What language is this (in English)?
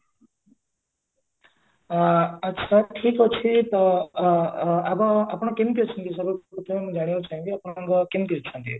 Odia